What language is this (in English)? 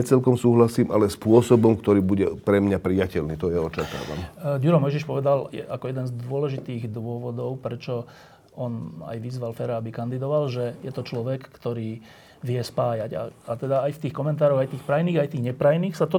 Slovak